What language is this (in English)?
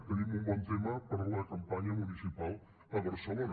Catalan